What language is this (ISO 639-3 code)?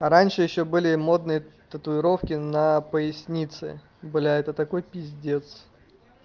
rus